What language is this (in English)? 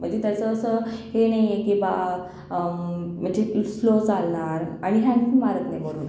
Marathi